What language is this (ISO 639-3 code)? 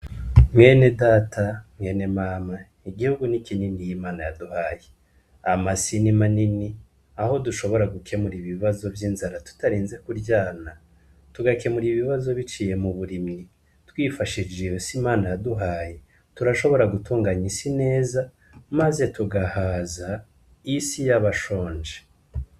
run